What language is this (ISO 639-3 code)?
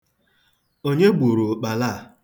ibo